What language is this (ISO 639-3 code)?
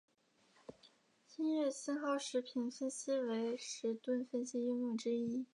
zho